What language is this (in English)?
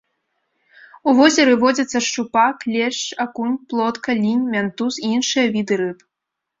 Belarusian